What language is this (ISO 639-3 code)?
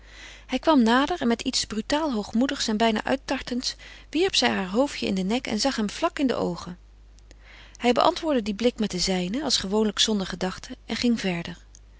nld